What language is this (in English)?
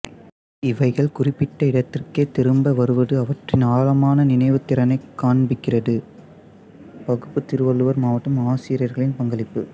Tamil